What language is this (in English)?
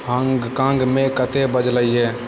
Maithili